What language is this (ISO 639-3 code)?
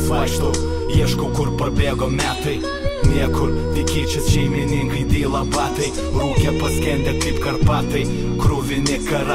lit